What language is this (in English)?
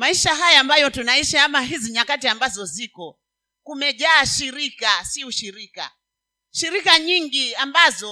Swahili